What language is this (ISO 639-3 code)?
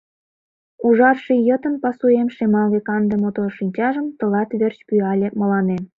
chm